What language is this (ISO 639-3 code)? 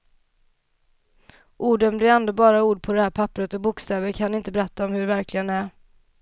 swe